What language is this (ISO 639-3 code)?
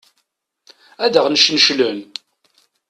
kab